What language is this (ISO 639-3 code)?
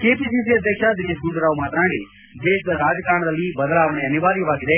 kan